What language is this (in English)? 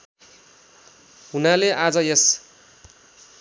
Nepali